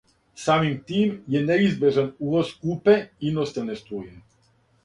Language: Serbian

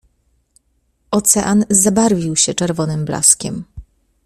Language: Polish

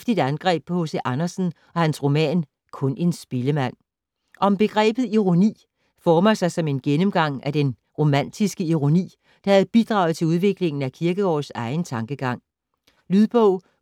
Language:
Danish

